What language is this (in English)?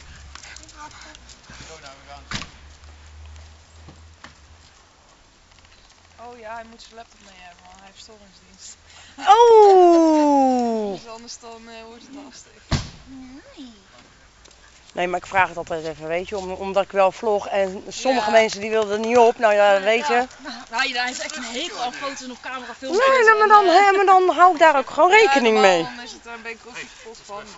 Dutch